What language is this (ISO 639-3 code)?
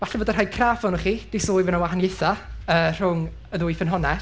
cym